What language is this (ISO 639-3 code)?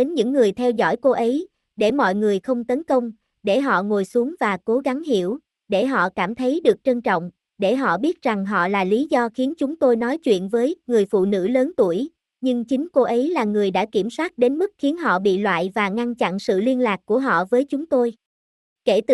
vie